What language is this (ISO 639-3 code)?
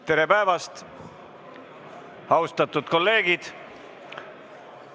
est